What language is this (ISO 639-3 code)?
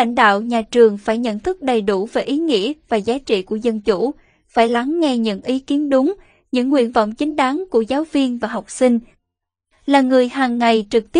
vie